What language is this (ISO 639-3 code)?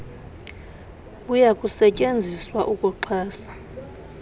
xho